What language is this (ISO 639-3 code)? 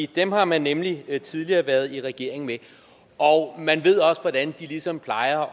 dan